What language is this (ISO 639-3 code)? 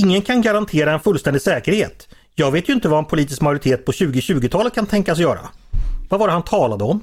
swe